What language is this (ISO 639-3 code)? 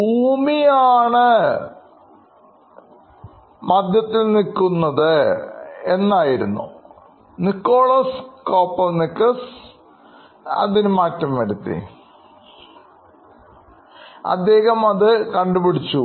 mal